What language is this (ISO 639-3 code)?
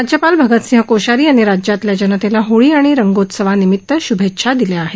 mar